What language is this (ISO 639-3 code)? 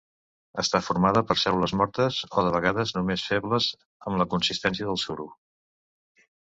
cat